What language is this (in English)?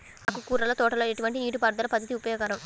Telugu